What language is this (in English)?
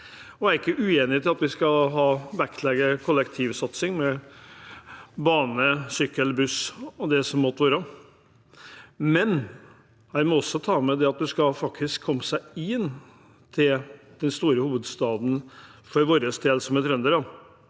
Norwegian